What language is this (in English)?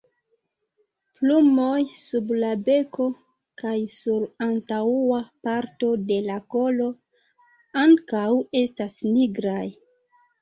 Esperanto